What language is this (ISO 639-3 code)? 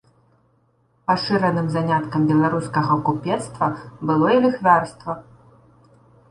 bel